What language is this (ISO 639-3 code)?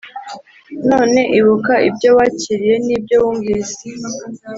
kin